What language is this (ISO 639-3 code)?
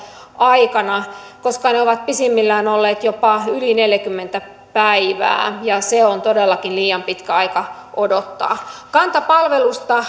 fin